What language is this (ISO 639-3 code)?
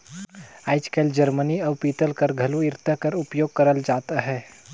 hne